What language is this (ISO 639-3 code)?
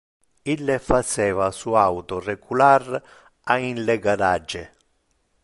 ina